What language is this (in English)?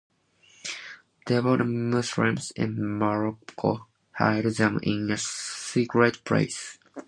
English